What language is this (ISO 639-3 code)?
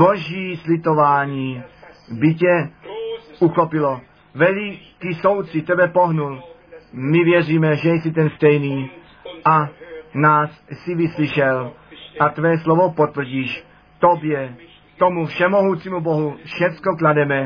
ces